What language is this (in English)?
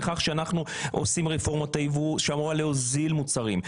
Hebrew